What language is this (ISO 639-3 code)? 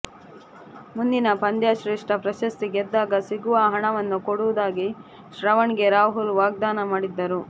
kan